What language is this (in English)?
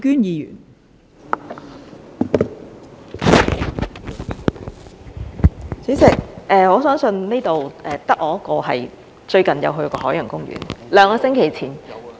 Cantonese